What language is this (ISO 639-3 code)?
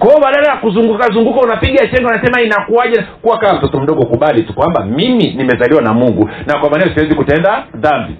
swa